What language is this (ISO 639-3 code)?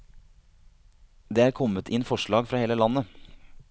nor